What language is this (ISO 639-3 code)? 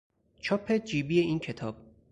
fas